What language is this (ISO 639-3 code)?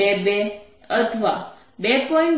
guj